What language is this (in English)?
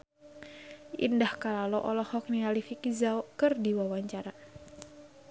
Sundanese